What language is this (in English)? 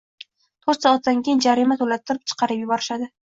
Uzbek